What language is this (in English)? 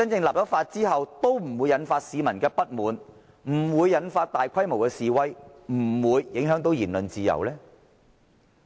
Cantonese